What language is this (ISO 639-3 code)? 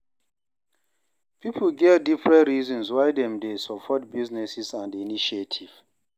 pcm